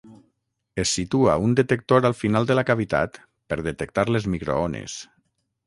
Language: Catalan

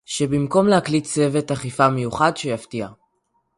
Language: Hebrew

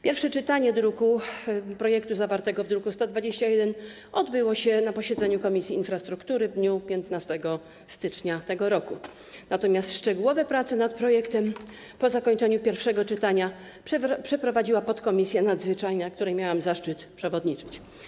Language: Polish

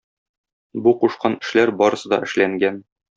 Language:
Tatar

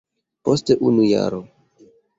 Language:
Esperanto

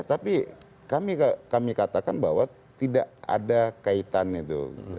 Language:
Indonesian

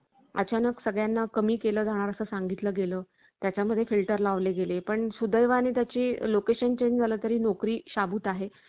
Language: Marathi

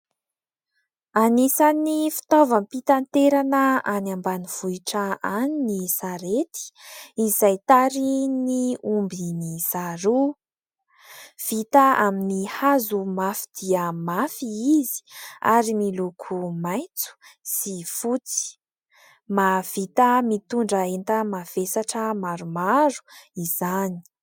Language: Malagasy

